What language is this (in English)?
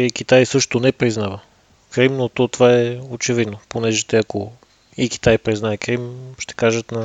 Bulgarian